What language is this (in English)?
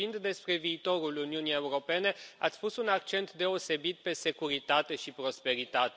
Romanian